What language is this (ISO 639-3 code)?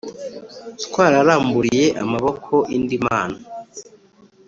kin